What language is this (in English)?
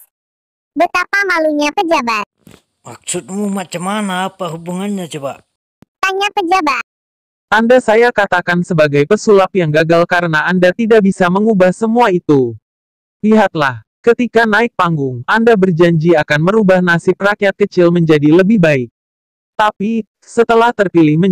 Indonesian